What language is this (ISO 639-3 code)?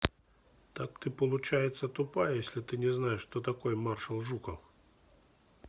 rus